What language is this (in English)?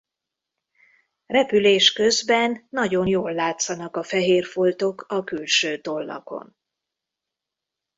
Hungarian